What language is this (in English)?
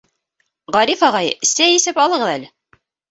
Bashkir